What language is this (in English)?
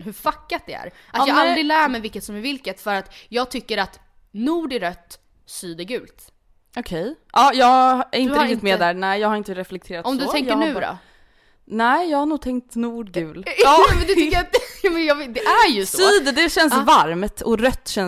Swedish